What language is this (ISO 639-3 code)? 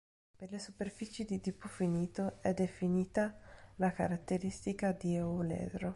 ita